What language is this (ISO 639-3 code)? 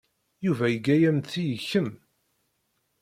kab